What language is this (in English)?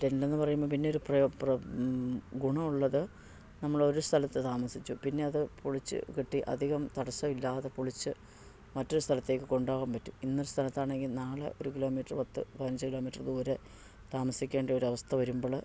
Malayalam